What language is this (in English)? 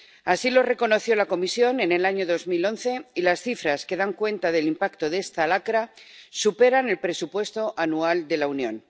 Spanish